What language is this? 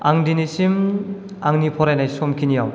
Bodo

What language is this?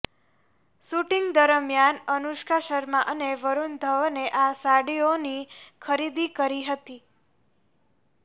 Gujarati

